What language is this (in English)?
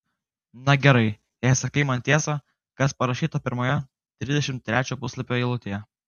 Lithuanian